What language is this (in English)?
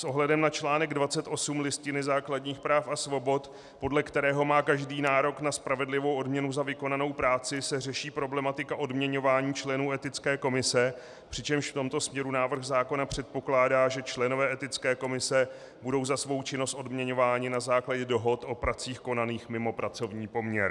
Czech